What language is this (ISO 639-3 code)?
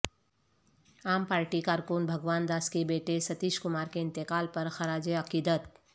urd